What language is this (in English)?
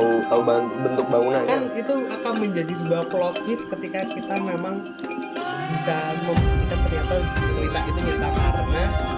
Indonesian